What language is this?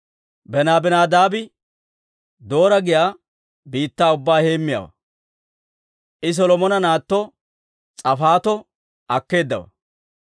Dawro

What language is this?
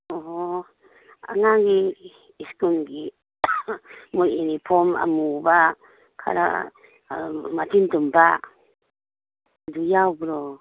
Manipuri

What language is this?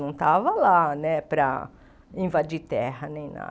Portuguese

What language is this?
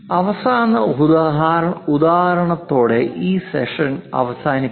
Malayalam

